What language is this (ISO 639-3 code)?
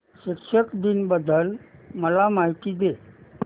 mar